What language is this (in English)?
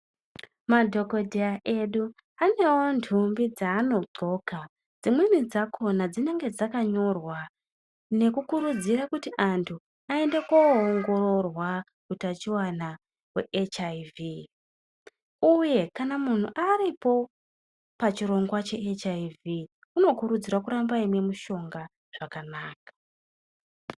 Ndau